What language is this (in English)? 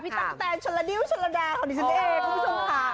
Thai